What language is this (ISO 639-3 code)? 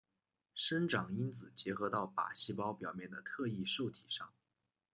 zho